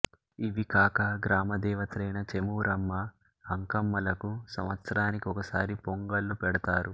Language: Telugu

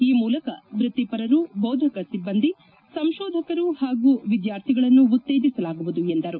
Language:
Kannada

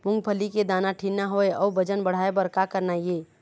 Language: Chhattisgarhi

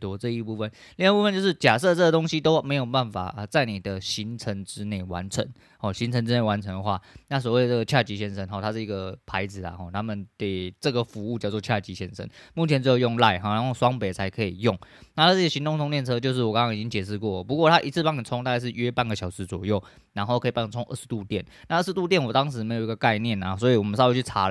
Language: Chinese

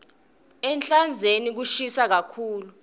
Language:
Swati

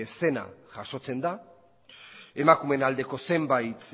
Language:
Basque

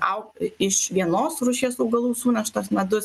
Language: Lithuanian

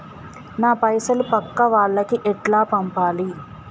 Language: Telugu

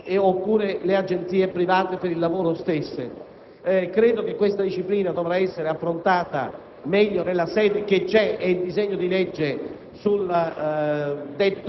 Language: Italian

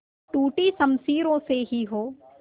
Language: Hindi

